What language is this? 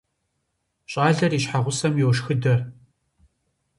Kabardian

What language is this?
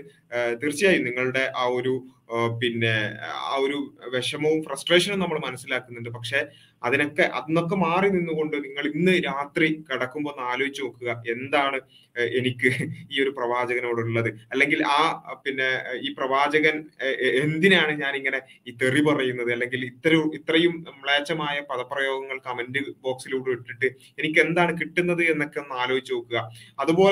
Malayalam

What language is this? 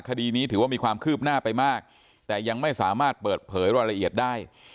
Thai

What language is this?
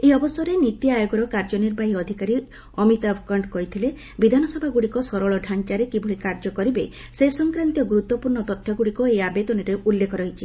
Odia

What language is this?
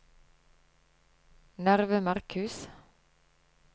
Norwegian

